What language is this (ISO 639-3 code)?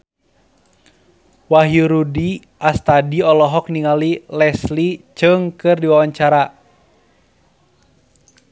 sun